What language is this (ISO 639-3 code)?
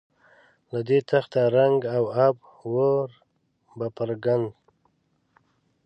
pus